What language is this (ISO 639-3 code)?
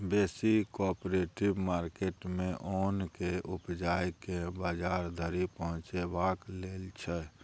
mai